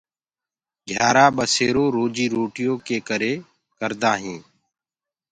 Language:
Gurgula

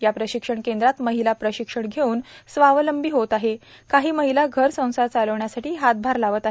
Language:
Marathi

